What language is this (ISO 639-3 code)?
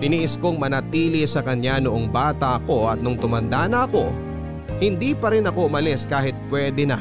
fil